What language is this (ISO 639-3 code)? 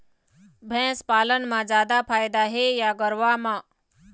hne